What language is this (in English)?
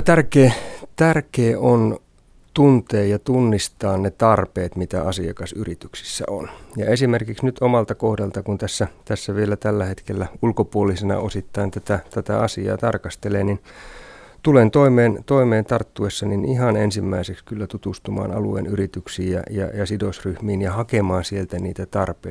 Finnish